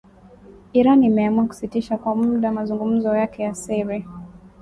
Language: Swahili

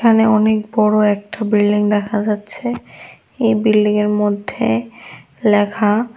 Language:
Bangla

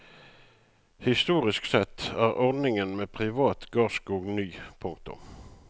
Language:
Norwegian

